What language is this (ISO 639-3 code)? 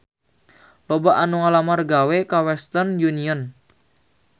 sun